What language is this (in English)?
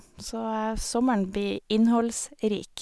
Norwegian